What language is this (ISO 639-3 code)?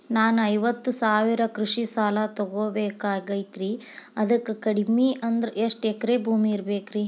kan